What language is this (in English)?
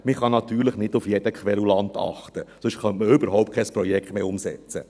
Swiss German